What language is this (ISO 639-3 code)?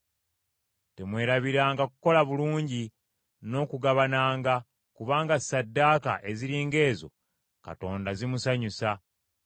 lug